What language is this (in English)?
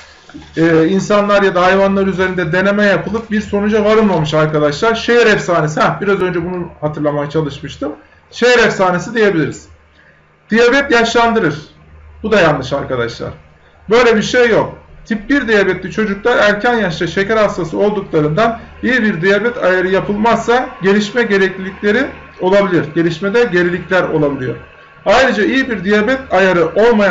Turkish